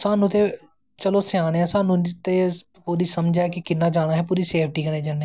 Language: Dogri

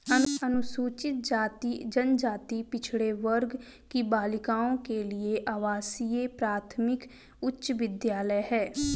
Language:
Hindi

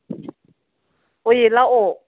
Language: Manipuri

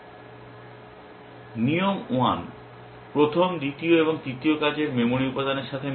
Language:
Bangla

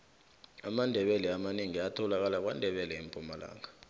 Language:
South Ndebele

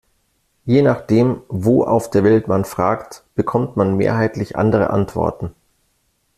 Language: German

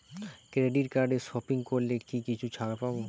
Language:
Bangla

